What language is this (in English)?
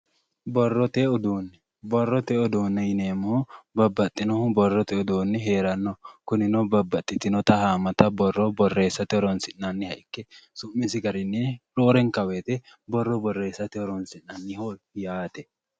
Sidamo